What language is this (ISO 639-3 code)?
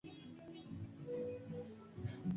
swa